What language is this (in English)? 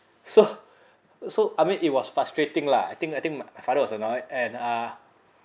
English